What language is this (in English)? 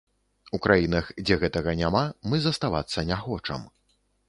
Belarusian